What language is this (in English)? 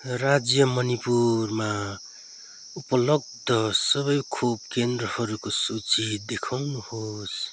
Nepali